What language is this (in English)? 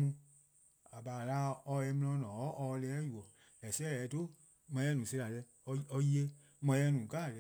Eastern Krahn